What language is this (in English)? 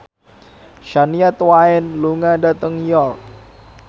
Javanese